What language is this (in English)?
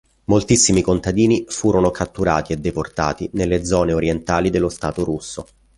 Italian